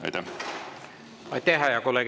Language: Estonian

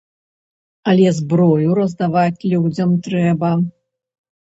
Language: Belarusian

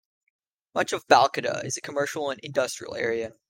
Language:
English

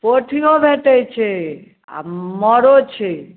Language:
Maithili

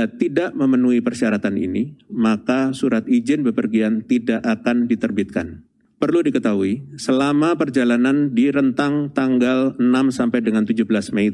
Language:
Indonesian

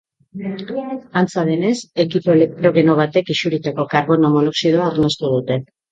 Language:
Basque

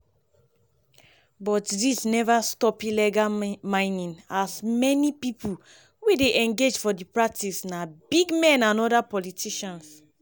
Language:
Nigerian Pidgin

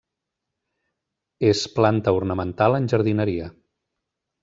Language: Catalan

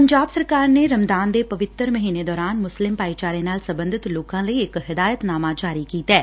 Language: Punjabi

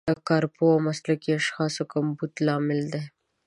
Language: Pashto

